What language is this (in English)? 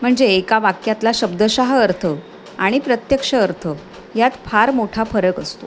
Marathi